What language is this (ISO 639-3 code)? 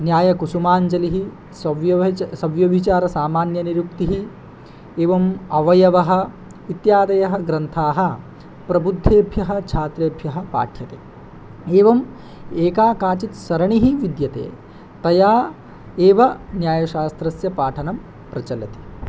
san